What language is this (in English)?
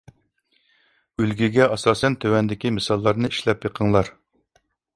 Uyghur